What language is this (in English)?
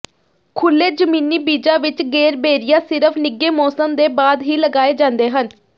Punjabi